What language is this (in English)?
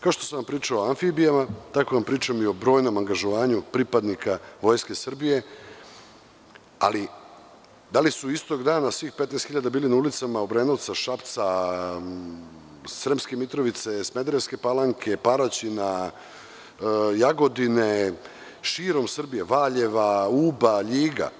Serbian